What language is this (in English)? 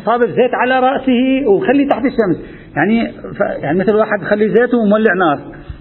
Arabic